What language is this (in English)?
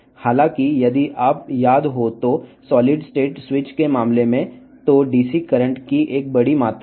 Telugu